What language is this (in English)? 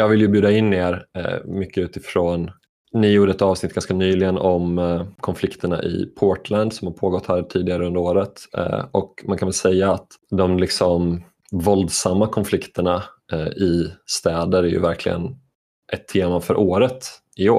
Swedish